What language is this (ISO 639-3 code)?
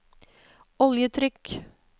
nor